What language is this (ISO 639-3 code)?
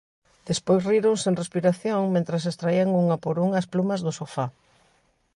glg